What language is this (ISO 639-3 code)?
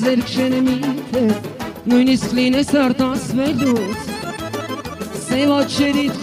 tur